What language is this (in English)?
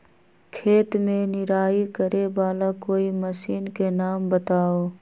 Magahi